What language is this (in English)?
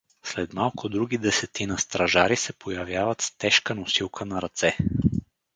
Bulgarian